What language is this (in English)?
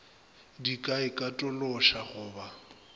Northern Sotho